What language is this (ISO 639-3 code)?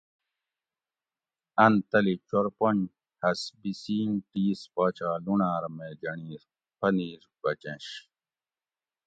gwc